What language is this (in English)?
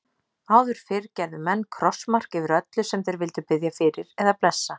Icelandic